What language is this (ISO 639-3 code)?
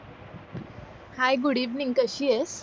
mar